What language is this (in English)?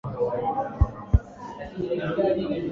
Swahili